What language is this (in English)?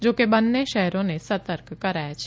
Gujarati